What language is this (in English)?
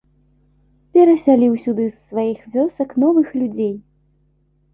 Belarusian